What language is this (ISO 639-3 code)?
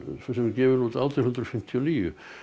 isl